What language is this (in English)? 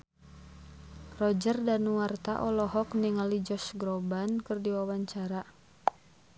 Sundanese